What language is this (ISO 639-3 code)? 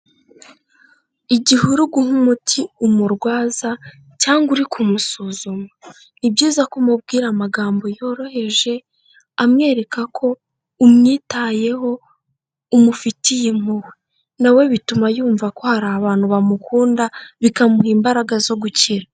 kin